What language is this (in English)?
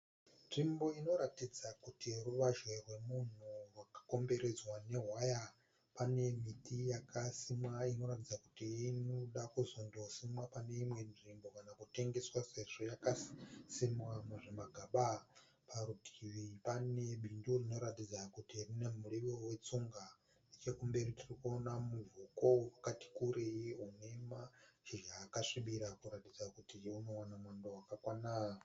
Shona